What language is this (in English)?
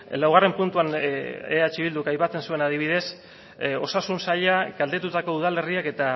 Basque